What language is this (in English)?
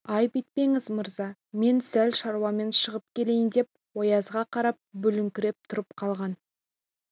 Kazakh